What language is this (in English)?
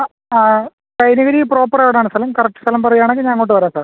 Malayalam